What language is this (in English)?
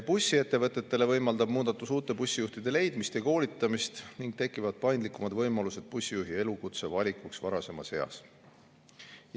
Estonian